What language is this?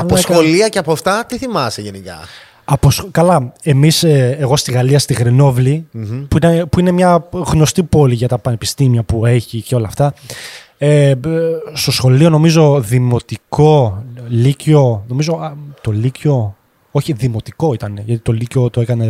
Greek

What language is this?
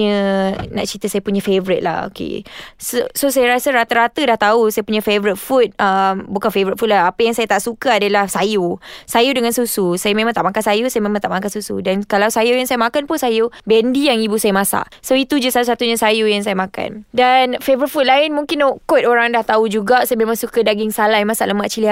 Malay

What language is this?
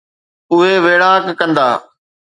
Sindhi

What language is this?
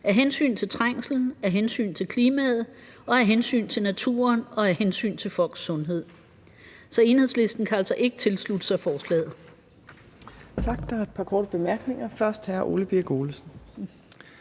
Danish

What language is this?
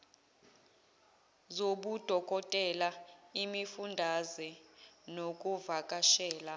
Zulu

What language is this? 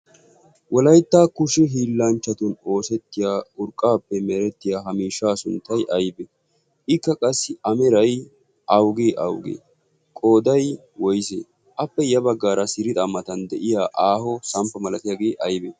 Wolaytta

